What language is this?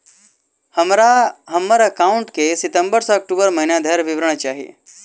Maithili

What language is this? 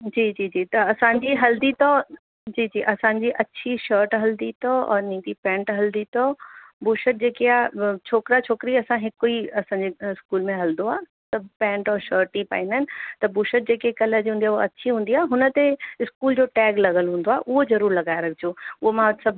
Sindhi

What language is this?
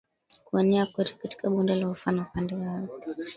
Swahili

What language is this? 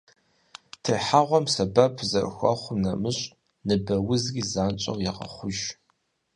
Kabardian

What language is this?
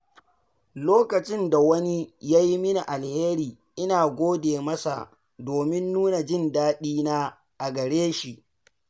Hausa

